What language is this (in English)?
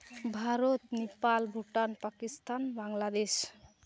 Santali